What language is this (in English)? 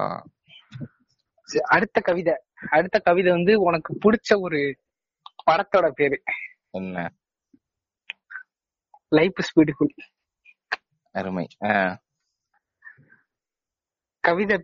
Tamil